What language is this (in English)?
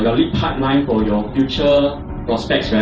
English